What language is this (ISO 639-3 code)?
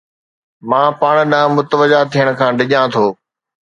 snd